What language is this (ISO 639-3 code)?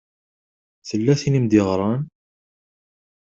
kab